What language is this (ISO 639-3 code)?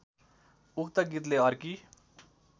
nep